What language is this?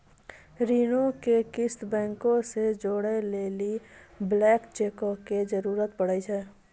Maithili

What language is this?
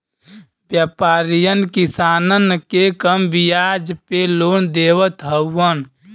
Bhojpuri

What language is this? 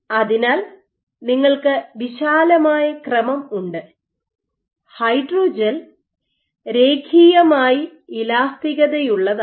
Malayalam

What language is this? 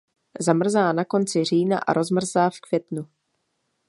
Czech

